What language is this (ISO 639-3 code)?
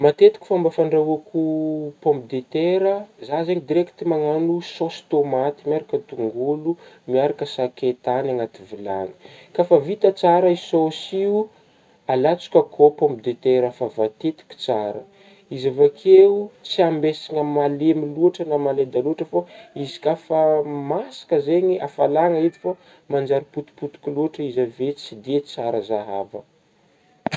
bmm